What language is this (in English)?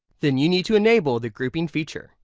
English